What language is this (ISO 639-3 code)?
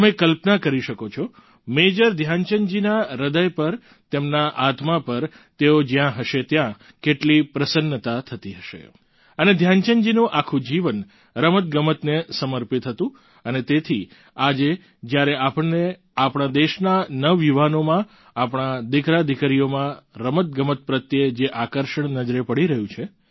guj